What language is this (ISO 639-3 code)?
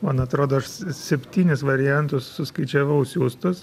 lit